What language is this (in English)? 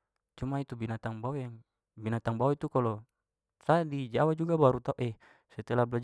Papuan Malay